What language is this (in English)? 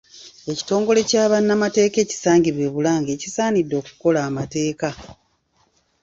Ganda